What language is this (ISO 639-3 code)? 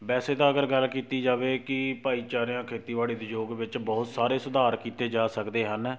pan